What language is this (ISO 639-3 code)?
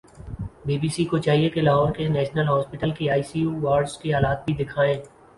urd